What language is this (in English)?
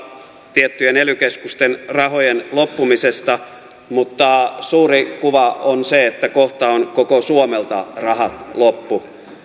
Finnish